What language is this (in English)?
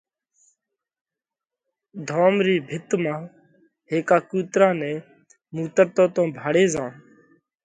Parkari Koli